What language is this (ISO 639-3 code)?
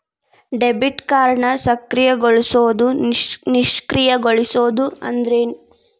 kan